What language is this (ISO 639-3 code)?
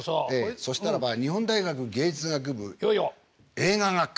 jpn